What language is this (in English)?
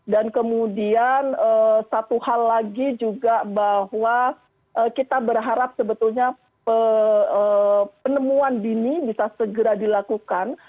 Indonesian